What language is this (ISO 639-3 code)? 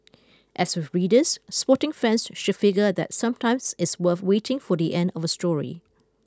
eng